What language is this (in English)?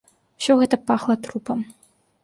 Belarusian